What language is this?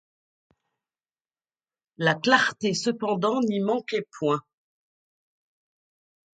French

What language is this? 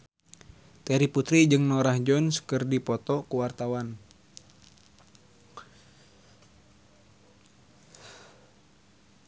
Sundanese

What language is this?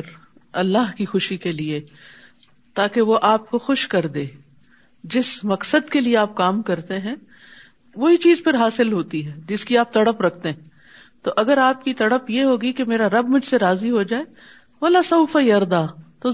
Urdu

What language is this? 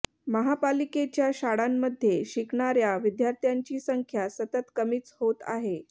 Marathi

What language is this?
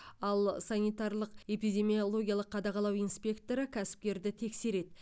Kazakh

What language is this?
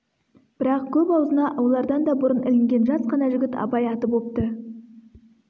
Kazakh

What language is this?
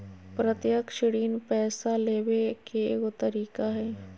Magahi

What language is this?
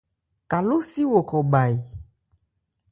Ebrié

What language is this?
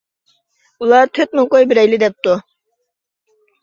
Uyghur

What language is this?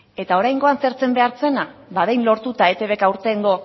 Basque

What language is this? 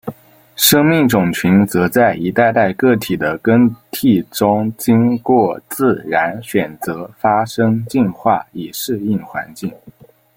Chinese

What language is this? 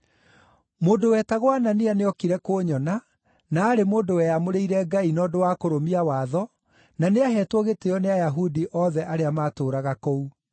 Kikuyu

